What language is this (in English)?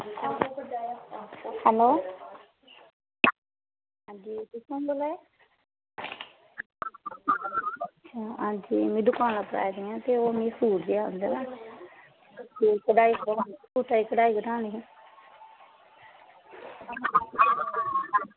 Dogri